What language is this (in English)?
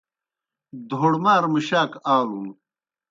Kohistani Shina